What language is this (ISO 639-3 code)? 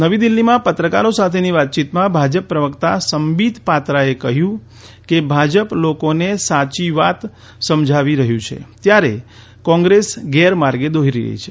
guj